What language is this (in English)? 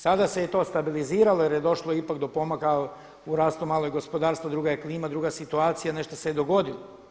Croatian